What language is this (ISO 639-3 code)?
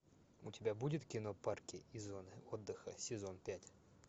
rus